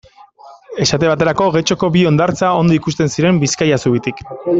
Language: Basque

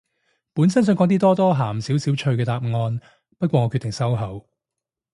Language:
Cantonese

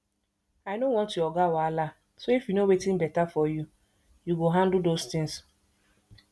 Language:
Nigerian Pidgin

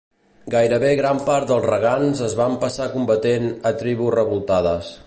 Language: Catalan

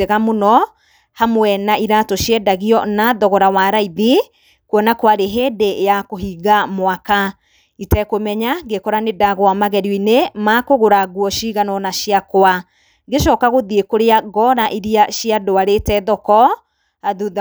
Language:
Kikuyu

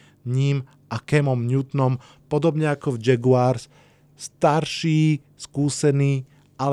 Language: Slovak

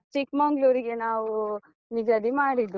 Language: Kannada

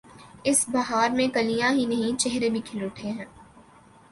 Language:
Urdu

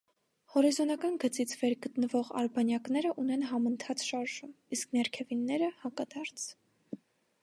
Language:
Armenian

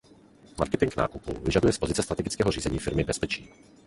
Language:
Czech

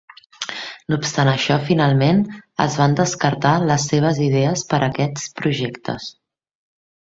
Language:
Catalan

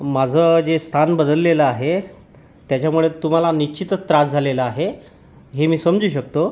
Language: Marathi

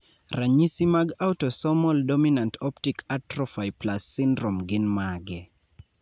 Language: Luo (Kenya and Tanzania)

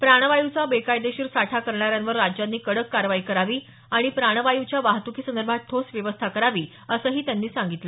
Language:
Marathi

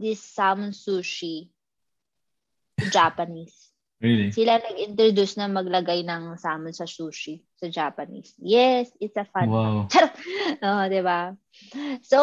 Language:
Filipino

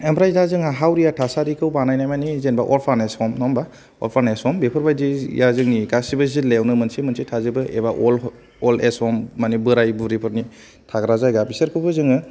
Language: Bodo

